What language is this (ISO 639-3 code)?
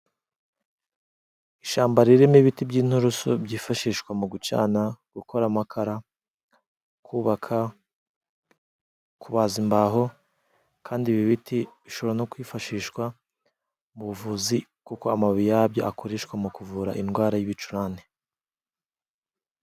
kin